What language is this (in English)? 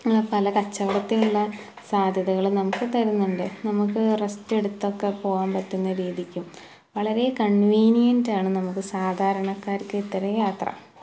Malayalam